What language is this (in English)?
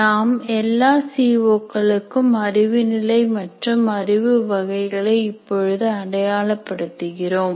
Tamil